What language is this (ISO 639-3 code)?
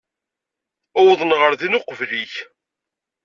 kab